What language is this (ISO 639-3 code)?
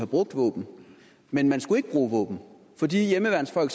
dan